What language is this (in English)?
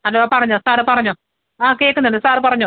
Malayalam